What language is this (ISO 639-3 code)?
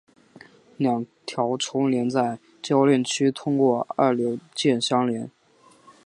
zho